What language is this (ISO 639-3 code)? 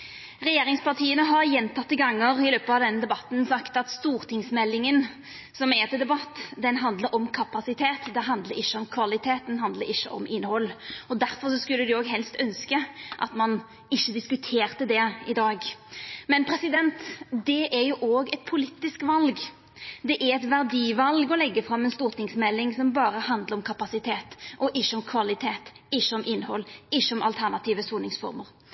nno